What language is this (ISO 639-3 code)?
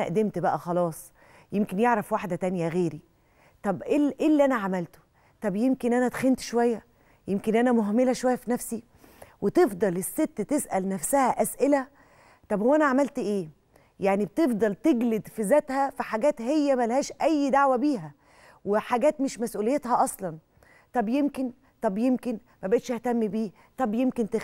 ara